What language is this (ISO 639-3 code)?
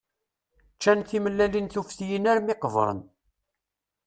kab